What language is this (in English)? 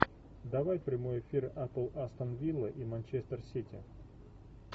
Russian